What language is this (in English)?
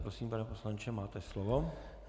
Czech